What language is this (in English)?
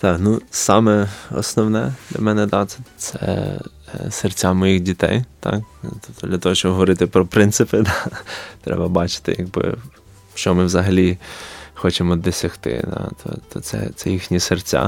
Ukrainian